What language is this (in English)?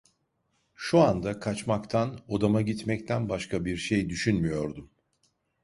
Turkish